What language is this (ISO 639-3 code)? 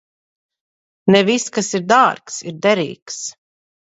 lav